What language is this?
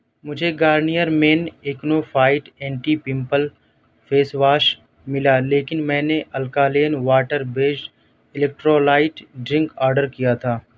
Urdu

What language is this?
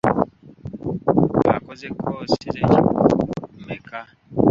Ganda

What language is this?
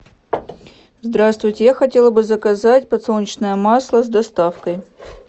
Russian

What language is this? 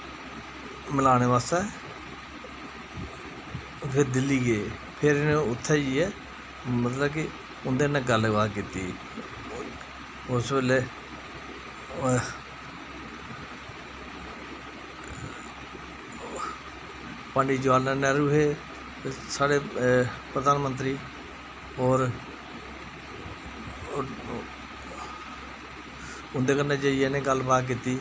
Dogri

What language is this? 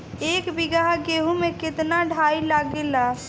Bhojpuri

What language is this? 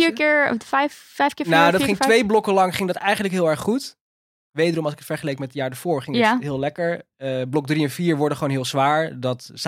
Dutch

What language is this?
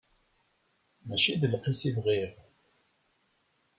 Kabyle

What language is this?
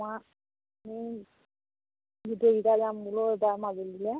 Assamese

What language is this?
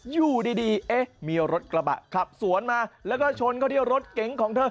Thai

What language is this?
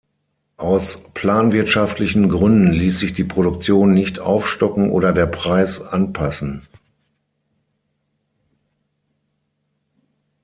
German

